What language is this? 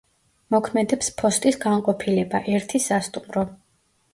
Georgian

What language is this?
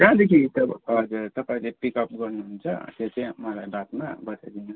Nepali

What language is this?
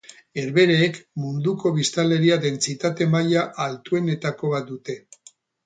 Basque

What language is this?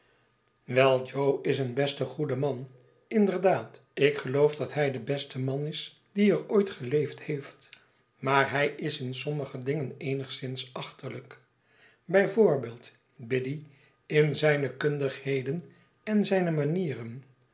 Dutch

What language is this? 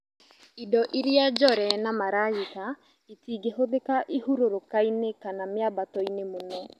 Kikuyu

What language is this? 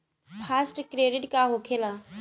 Bhojpuri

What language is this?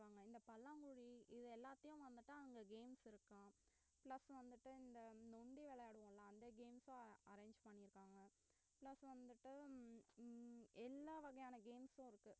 Tamil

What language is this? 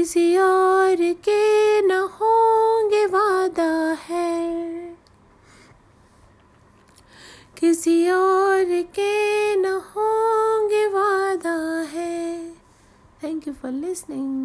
Hindi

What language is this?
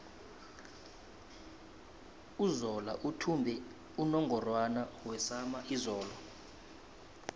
South Ndebele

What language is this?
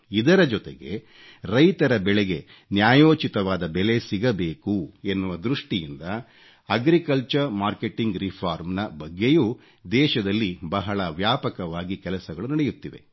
Kannada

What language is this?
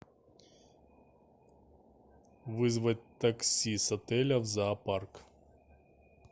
Russian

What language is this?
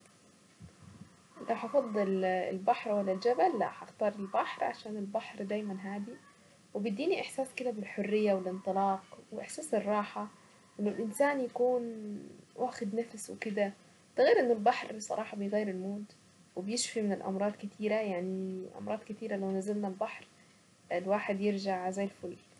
Saidi Arabic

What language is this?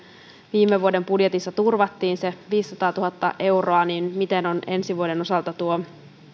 Finnish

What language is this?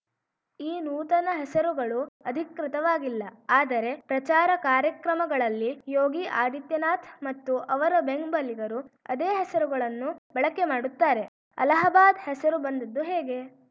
Kannada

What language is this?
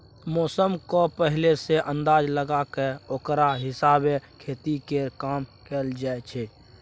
Maithili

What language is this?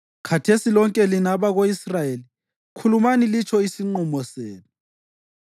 North Ndebele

